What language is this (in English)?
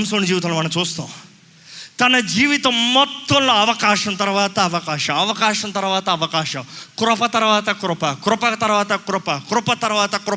Telugu